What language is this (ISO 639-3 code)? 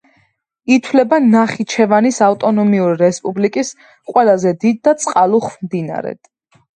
kat